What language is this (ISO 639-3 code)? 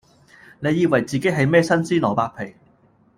yue